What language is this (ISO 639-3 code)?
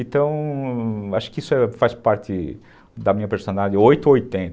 por